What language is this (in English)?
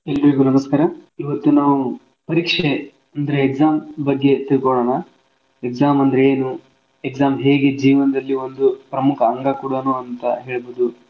Kannada